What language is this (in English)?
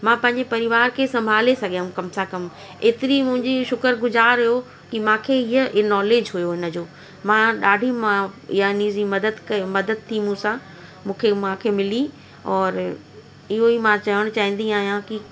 Sindhi